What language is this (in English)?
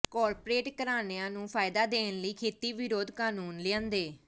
Punjabi